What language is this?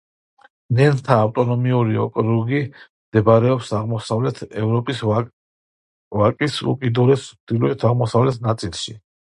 Georgian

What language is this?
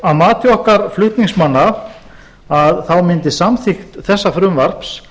Icelandic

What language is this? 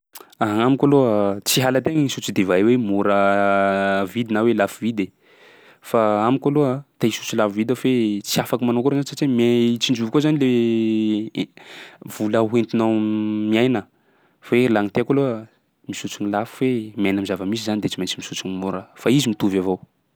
Sakalava Malagasy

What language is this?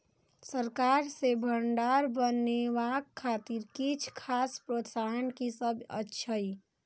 Maithili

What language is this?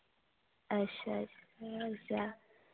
Dogri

